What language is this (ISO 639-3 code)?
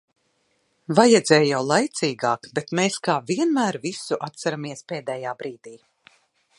lav